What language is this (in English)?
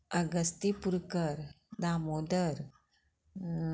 Konkani